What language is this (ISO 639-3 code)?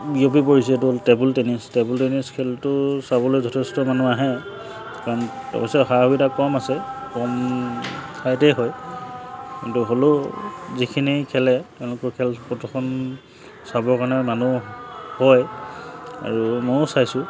asm